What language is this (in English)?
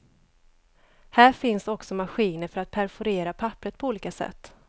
Swedish